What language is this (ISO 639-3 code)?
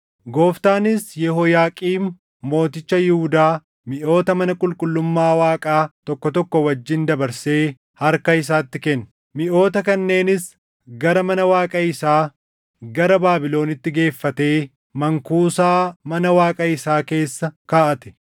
orm